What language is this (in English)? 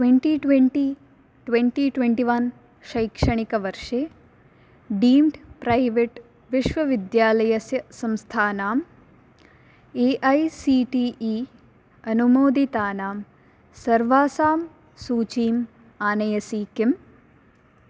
Sanskrit